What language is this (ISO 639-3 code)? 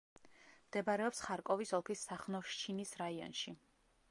kat